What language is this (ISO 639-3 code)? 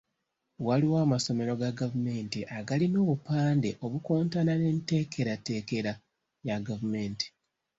lug